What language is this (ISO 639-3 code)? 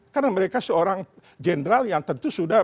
ind